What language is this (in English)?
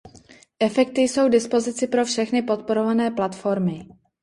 Czech